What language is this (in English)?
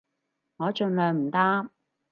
Cantonese